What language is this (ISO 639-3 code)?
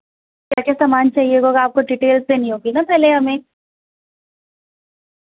urd